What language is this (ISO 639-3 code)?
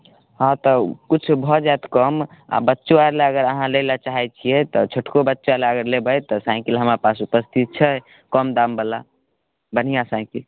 mai